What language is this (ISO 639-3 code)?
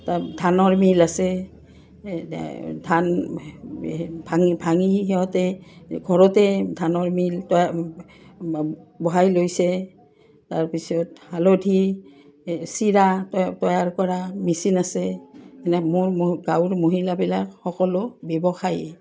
asm